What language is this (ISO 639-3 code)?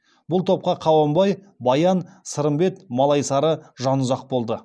kaz